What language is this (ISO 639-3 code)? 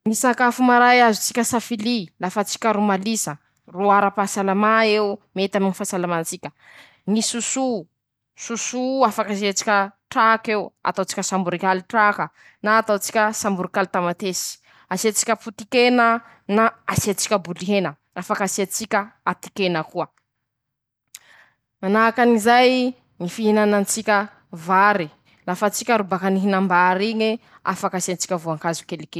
msh